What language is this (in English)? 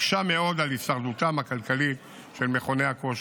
Hebrew